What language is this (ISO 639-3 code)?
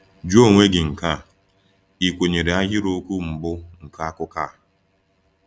ibo